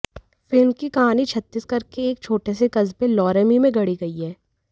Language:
Hindi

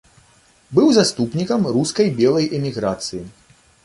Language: Belarusian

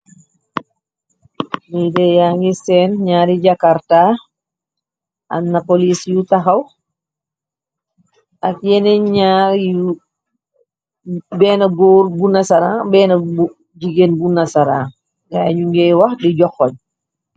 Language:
Wolof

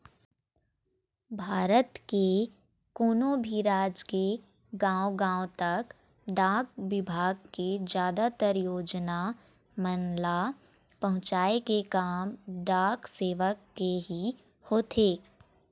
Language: Chhattisgarhi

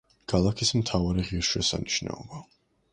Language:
Georgian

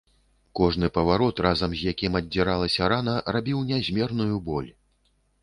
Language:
Belarusian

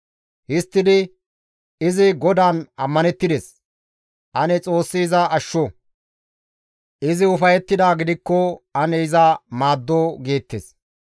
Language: Gamo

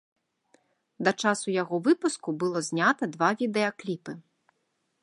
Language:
Belarusian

